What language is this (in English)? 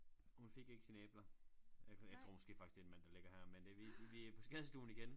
Danish